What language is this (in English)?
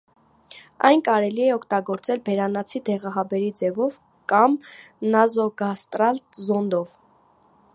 Armenian